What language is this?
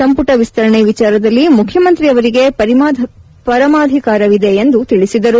Kannada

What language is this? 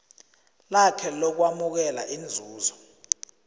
South Ndebele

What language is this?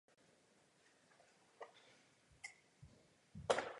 Czech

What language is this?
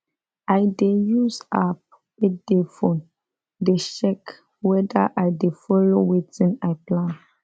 Nigerian Pidgin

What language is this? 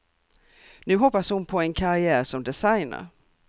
Swedish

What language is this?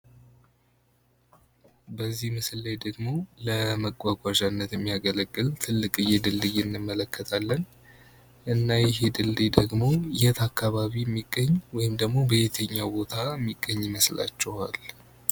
Amharic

